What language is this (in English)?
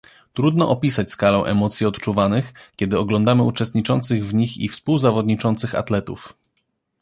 Polish